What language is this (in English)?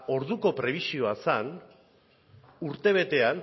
Basque